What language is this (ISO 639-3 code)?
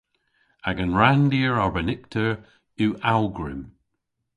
cor